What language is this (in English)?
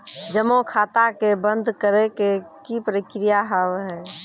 Maithili